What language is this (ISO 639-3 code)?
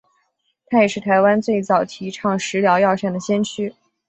zho